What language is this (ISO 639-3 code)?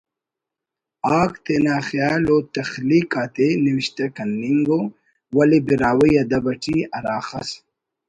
brh